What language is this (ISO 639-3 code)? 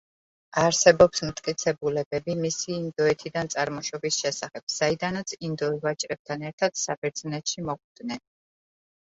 kat